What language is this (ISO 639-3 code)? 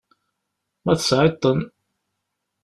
kab